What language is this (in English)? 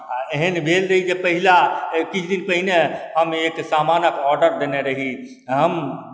Maithili